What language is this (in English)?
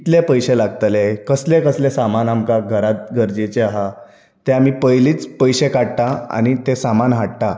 Konkani